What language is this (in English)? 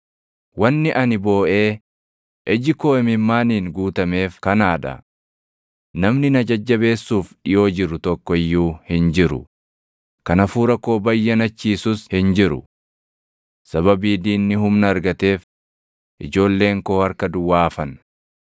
Oromo